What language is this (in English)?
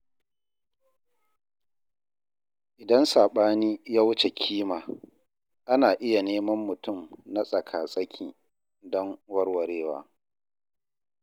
Hausa